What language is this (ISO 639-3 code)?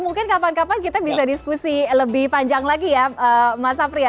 ind